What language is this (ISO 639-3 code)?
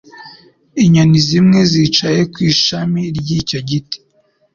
kin